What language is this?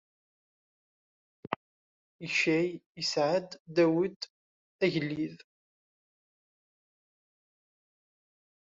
Kabyle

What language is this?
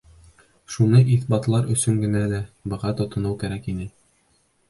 Bashkir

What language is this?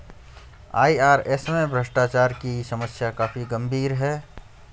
Hindi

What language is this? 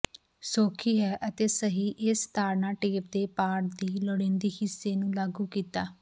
Punjabi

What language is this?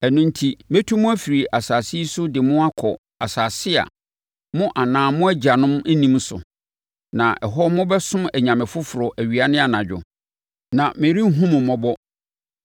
Akan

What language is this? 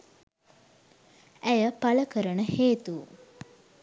Sinhala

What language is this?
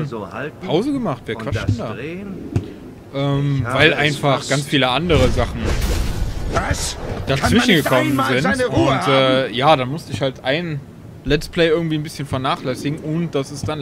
German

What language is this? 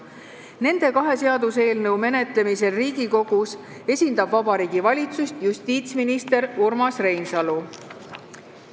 Estonian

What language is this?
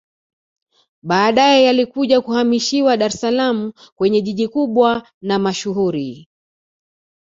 Swahili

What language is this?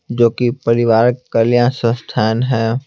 Hindi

